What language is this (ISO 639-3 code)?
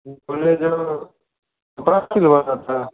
hin